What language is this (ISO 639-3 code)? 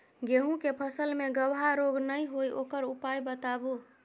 mai